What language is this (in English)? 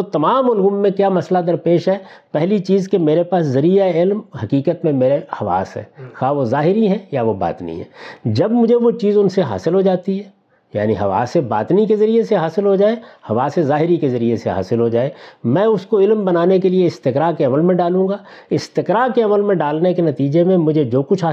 Urdu